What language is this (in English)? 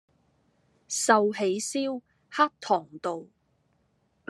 Cantonese